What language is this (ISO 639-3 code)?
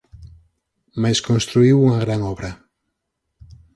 glg